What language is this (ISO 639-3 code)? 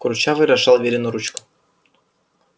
rus